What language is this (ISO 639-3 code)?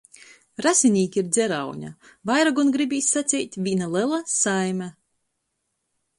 ltg